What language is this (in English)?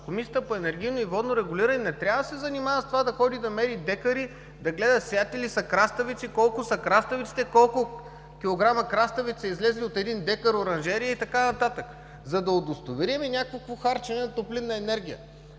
Bulgarian